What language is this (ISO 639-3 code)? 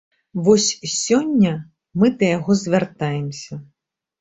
bel